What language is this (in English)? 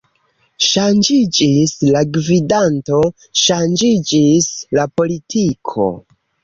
Esperanto